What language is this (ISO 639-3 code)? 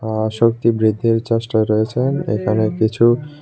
ben